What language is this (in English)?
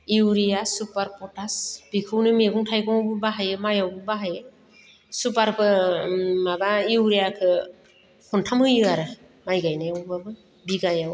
Bodo